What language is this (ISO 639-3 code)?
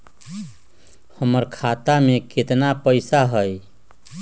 mag